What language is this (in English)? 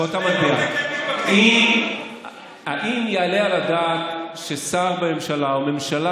Hebrew